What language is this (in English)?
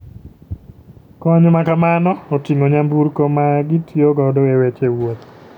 Luo (Kenya and Tanzania)